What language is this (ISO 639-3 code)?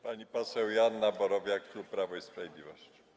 pol